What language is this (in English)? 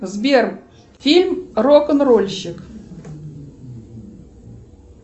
Russian